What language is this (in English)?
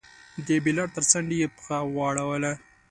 Pashto